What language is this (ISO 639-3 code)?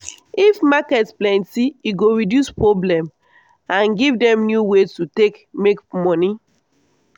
pcm